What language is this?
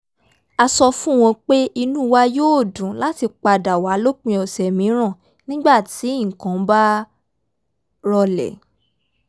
Yoruba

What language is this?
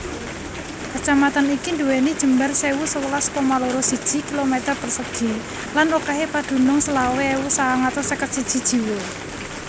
Javanese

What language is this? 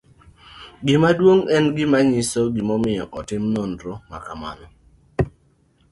Luo (Kenya and Tanzania)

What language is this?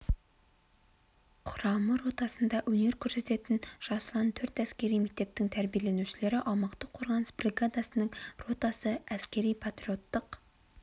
Kazakh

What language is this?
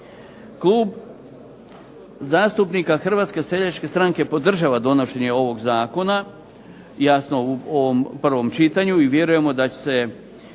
Croatian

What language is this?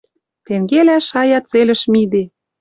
Western Mari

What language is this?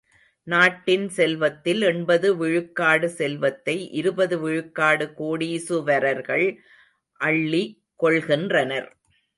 Tamil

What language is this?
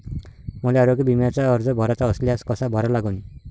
Marathi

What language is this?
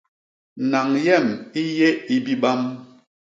Basaa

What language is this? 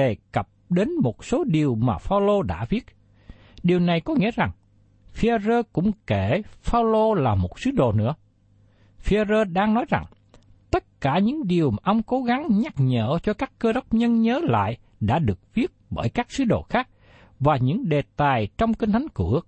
Vietnamese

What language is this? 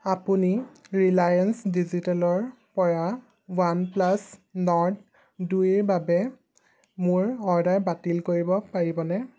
Assamese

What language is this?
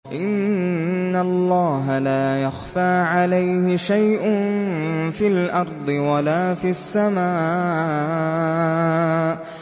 Arabic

